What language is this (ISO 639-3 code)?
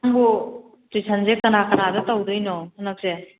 mni